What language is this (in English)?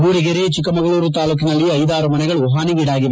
Kannada